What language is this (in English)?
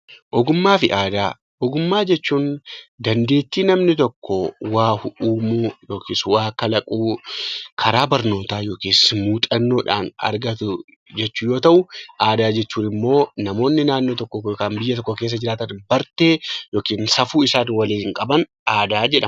Oromo